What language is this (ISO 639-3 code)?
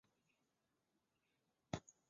zho